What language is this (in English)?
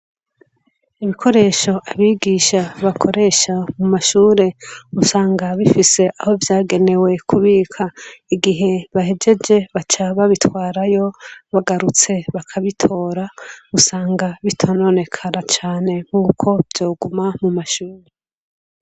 Rundi